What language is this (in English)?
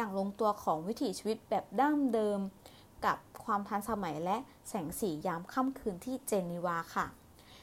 Thai